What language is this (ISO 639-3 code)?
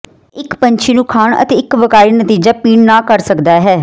pan